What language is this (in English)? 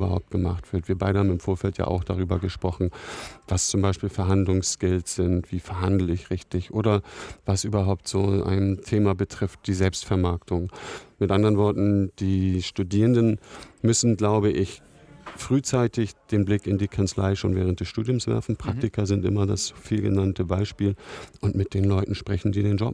German